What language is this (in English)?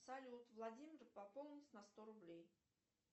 Russian